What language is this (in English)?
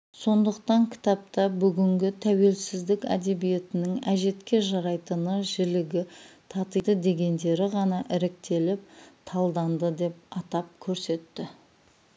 Kazakh